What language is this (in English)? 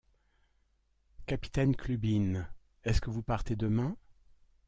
French